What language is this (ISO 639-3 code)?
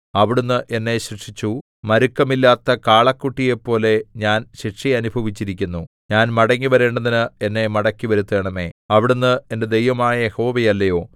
mal